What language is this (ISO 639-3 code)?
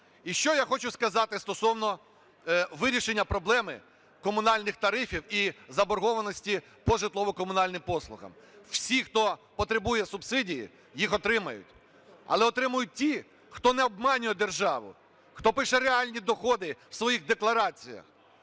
ukr